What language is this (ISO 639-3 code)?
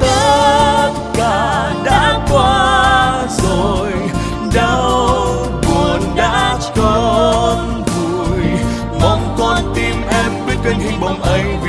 vie